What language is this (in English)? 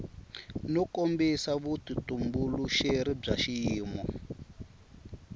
Tsonga